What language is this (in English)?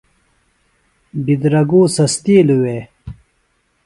Phalura